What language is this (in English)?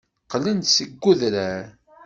Kabyle